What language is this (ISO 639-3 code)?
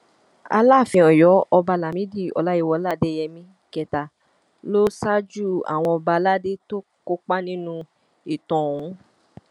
yor